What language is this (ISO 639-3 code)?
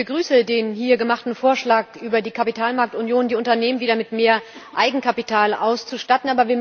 deu